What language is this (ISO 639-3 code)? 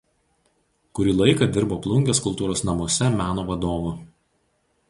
lit